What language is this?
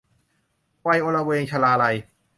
Thai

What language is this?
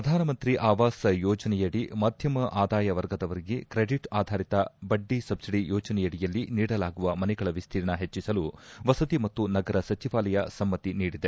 Kannada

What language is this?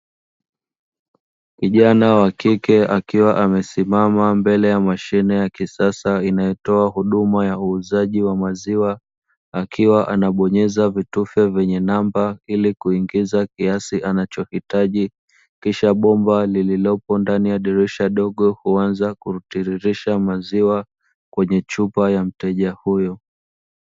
Swahili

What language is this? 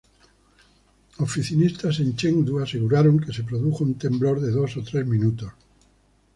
Spanish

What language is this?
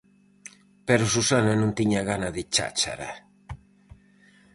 Galician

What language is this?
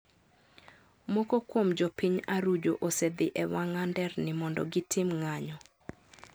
Luo (Kenya and Tanzania)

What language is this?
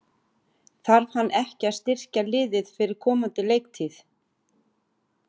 Icelandic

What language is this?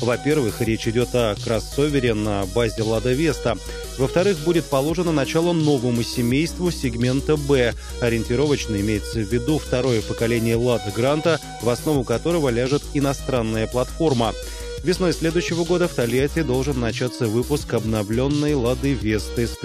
Russian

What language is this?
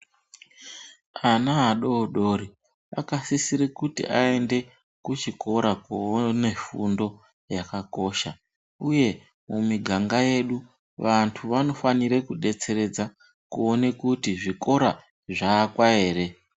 Ndau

